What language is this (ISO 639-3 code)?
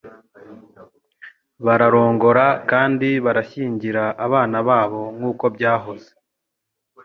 kin